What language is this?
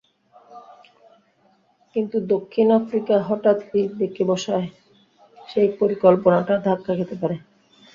Bangla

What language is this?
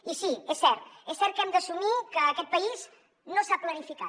Catalan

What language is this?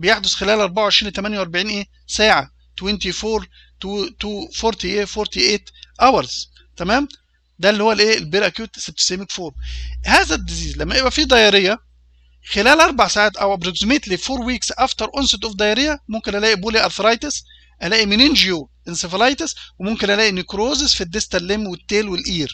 Arabic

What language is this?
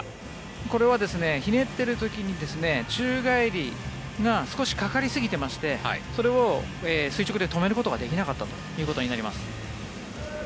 Japanese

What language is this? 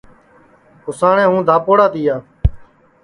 Sansi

